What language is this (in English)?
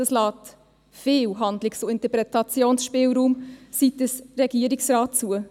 Swiss German